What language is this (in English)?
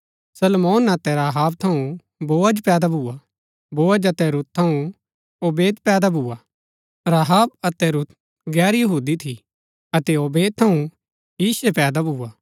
Gaddi